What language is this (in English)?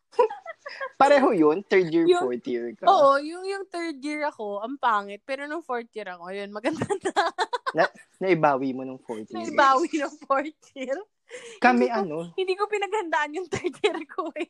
Filipino